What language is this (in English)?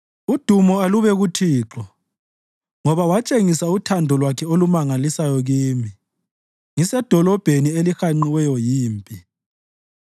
North Ndebele